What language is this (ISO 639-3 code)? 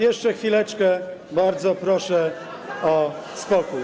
pol